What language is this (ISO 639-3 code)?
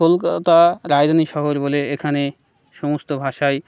ben